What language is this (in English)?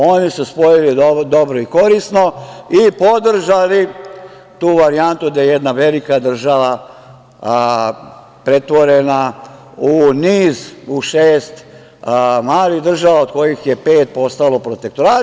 Serbian